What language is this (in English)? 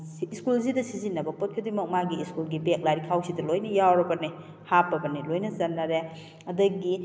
Manipuri